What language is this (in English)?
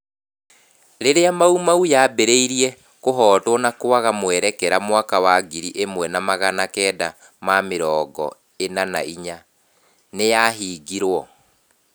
Kikuyu